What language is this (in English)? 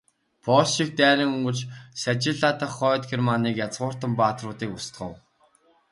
Mongolian